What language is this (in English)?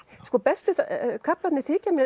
Icelandic